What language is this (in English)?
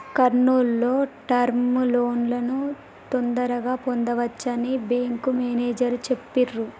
Telugu